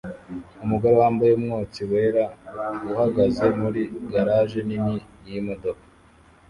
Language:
Kinyarwanda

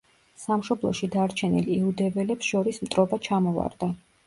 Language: Georgian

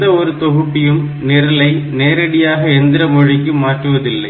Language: Tamil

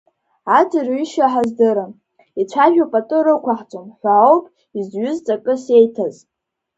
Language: Abkhazian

